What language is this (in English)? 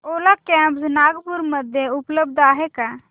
Marathi